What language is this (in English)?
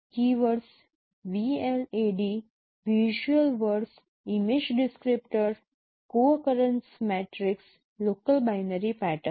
Gujarati